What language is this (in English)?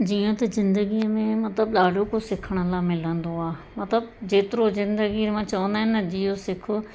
Sindhi